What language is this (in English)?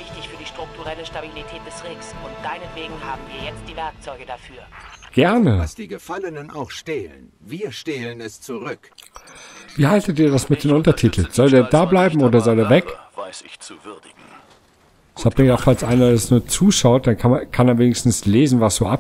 German